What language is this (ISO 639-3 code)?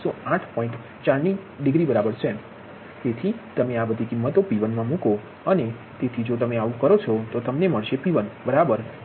guj